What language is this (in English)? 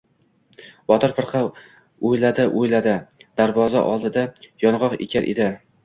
Uzbek